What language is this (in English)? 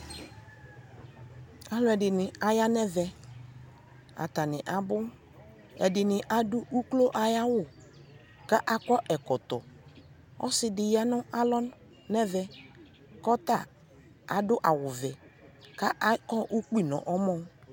Ikposo